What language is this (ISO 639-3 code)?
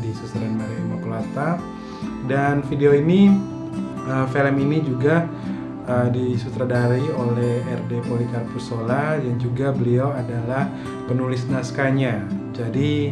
ind